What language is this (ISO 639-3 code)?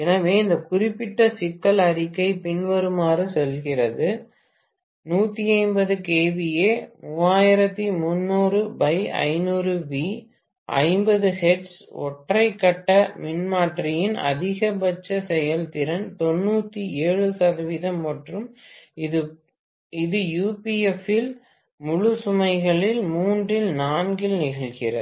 tam